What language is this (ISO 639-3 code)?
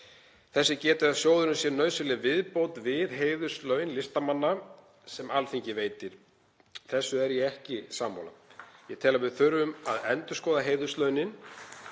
isl